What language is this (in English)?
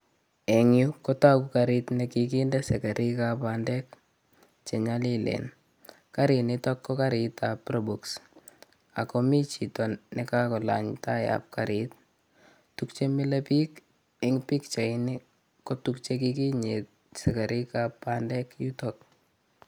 Kalenjin